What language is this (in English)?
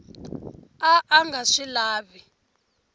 Tsonga